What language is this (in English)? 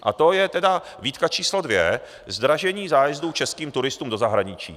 Czech